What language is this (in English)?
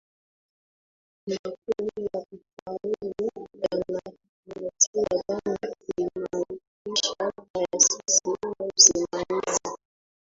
Swahili